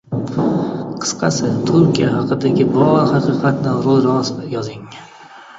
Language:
Uzbek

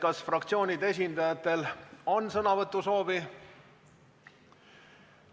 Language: Estonian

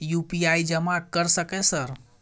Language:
Maithili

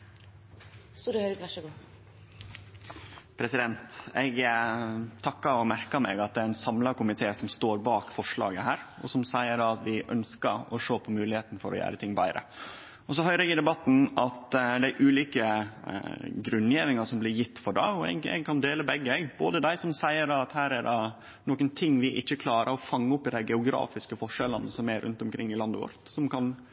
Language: Norwegian Nynorsk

